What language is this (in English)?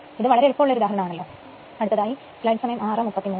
Malayalam